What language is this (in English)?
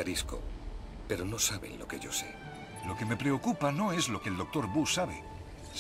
Spanish